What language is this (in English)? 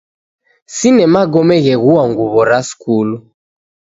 Taita